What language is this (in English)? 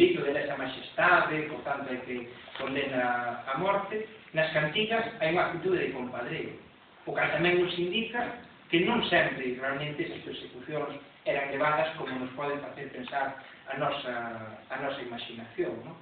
Greek